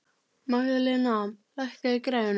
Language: Icelandic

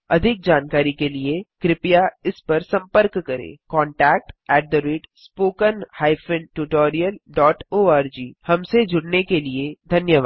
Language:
Hindi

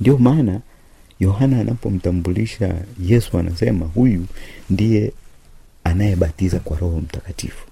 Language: Swahili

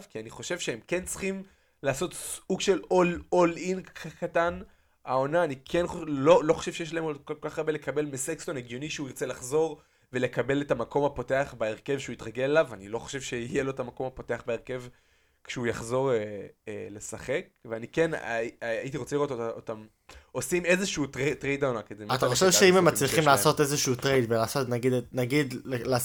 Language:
Hebrew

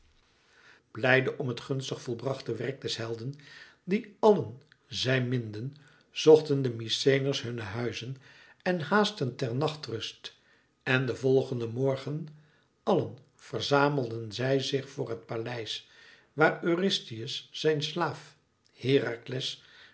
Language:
Dutch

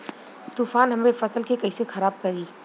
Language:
Bhojpuri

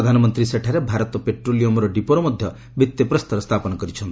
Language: Odia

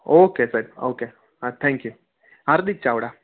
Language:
Gujarati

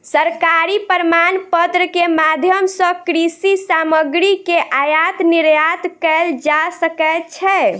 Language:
Maithili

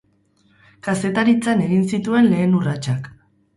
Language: Basque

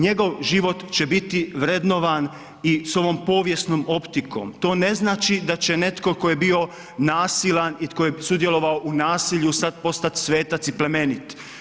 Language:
Croatian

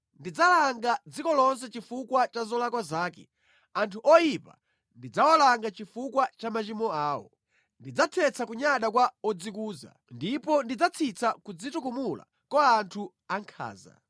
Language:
Nyanja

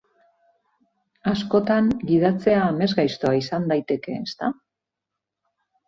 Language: Basque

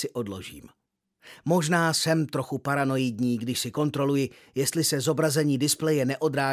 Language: Czech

